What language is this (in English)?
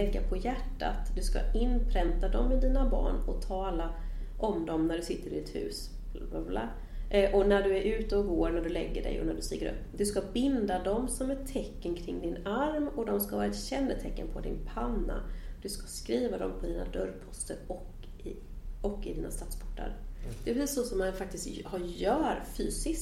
Swedish